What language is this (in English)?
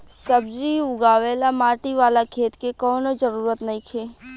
Bhojpuri